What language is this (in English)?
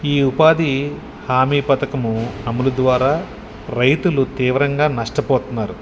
Telugu